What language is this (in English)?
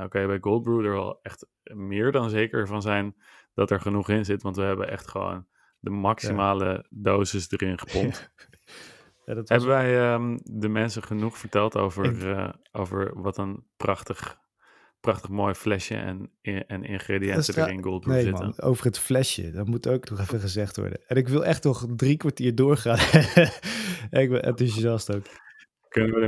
Dutch